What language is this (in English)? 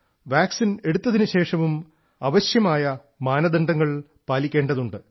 Malayalam